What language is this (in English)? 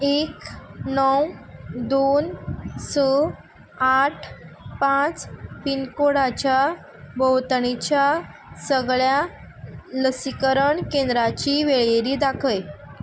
Konkani